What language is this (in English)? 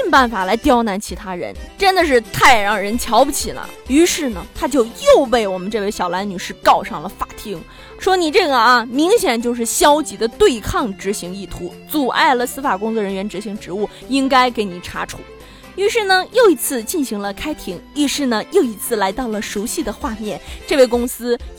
Chinese